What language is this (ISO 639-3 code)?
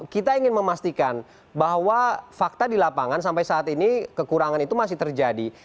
ind